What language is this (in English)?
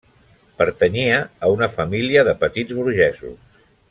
Catalan